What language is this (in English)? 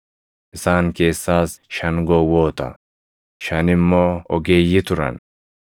Oromo